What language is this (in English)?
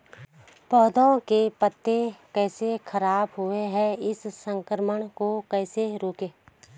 Hindi